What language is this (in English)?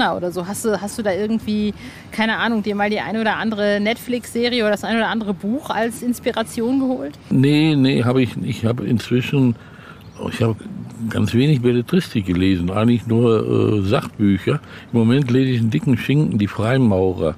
German